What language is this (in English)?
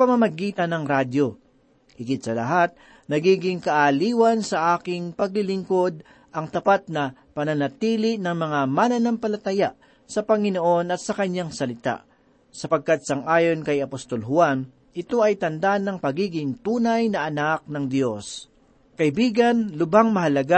Filipino